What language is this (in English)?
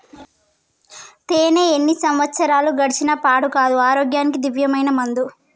Telugu